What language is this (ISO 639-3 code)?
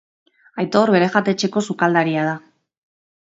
eus